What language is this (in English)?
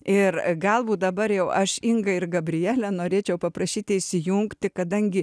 Lithuanian